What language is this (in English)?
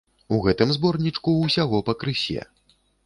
Belarusian